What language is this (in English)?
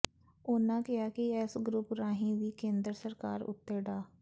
Punjabi